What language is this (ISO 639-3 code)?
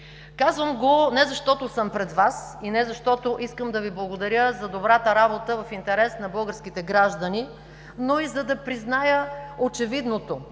bul